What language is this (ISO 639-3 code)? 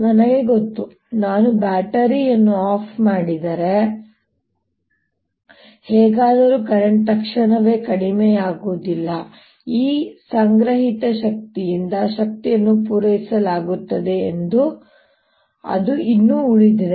kan